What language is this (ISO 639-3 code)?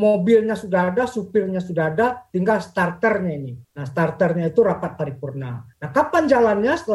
ind